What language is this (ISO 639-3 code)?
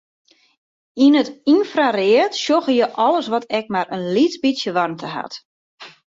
fry